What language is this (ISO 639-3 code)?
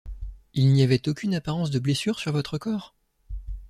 fra